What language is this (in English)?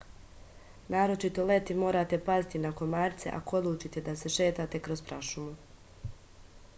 Serbian